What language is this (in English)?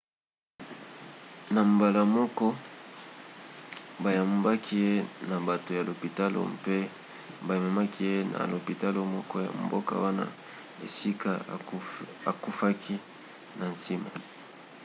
Lingala